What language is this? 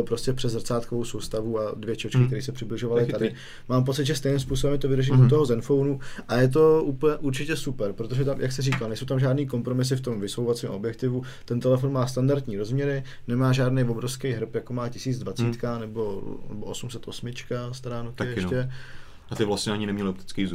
Czech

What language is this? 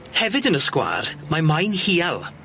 Welsh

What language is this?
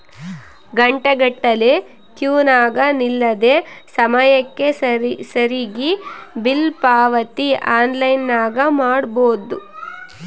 Kannada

